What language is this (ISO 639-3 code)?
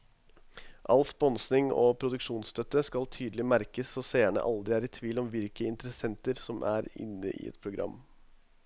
nor